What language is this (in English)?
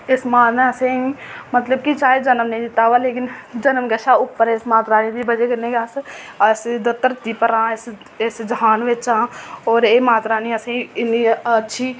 Dogri